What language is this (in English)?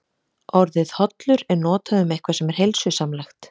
Icelandic